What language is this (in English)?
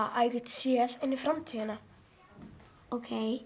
Icelandic